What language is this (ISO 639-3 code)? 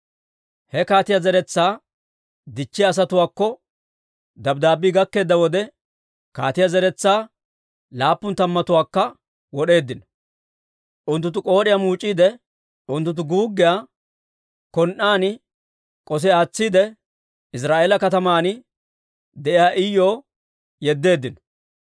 dwr